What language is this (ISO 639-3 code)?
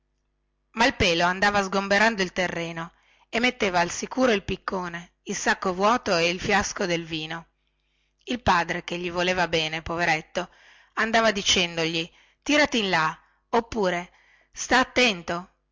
ita